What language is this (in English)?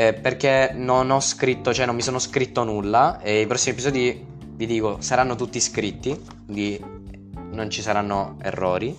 Italian